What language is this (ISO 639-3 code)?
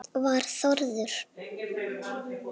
isl